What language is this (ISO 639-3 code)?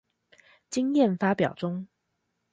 zho